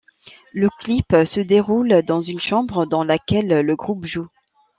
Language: French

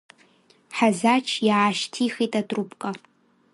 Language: Abkhazian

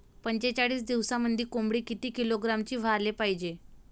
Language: Marathi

